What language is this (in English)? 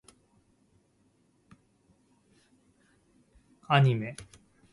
Japanese